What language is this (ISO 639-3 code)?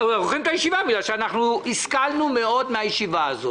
heb